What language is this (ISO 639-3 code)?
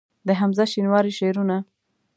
pus